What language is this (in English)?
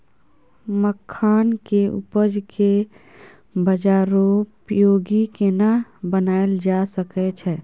Maithili